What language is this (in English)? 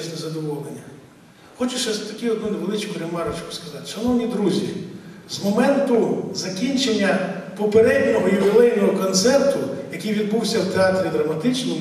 Ukrainian